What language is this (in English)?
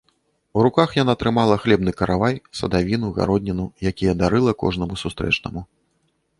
Belarusian